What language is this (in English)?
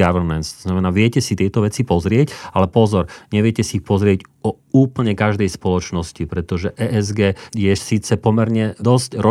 Slovak